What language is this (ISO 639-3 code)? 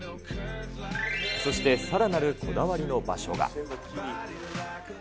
jpn